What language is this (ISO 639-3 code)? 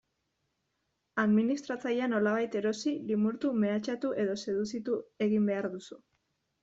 eus